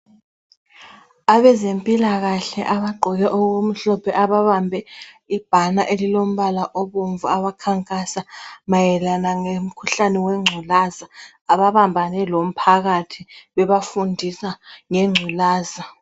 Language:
North Ndebele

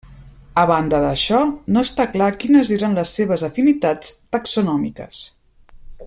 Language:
Catalan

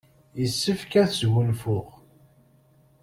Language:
Kabyle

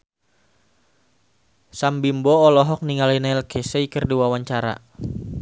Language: Sundanese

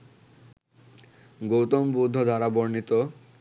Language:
Bangla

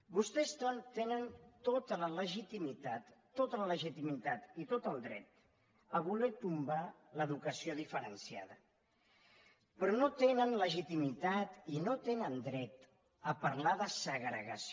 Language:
Catalan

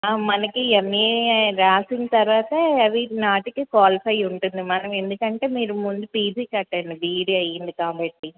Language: Telugu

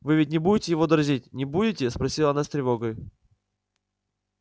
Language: Russian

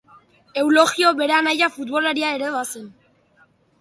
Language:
Basque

